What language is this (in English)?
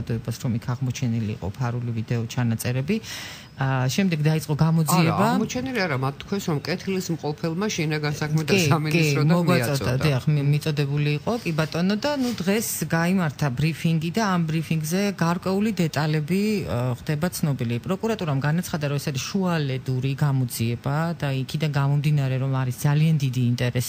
Greek